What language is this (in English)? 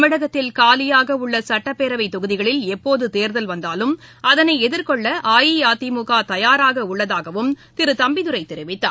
Tamil